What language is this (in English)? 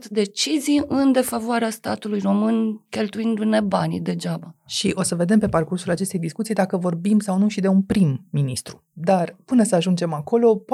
Romanian